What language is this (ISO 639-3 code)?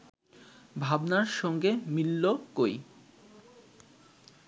ben